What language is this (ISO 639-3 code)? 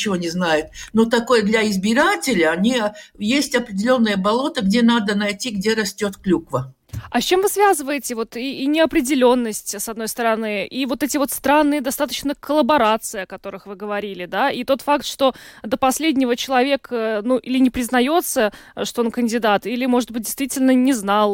rus